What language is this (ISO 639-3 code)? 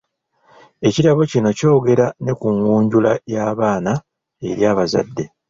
lug